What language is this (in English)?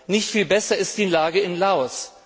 German